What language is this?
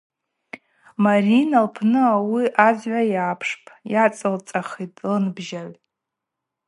Abaza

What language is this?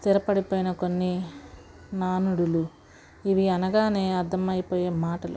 Telugu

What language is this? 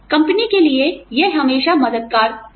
Hindi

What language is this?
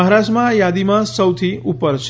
Gujarati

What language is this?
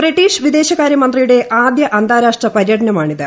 Malayalam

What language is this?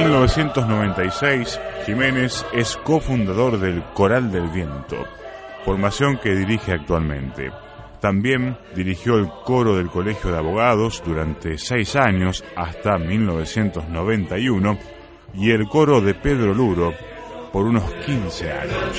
Spanish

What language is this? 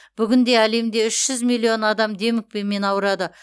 Kazakh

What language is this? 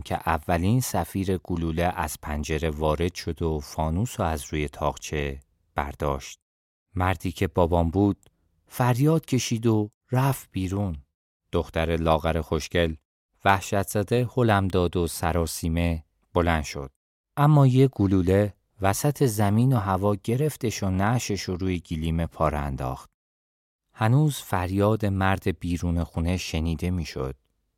Persian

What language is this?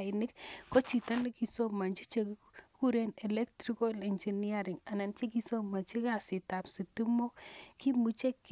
Kalenjin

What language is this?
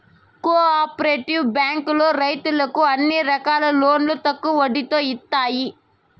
Telugu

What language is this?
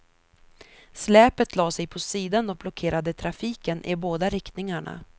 Swedish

